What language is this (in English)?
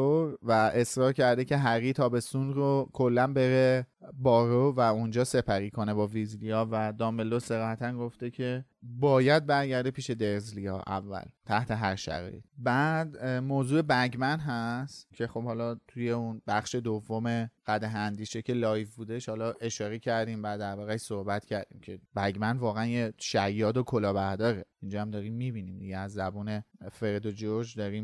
Persian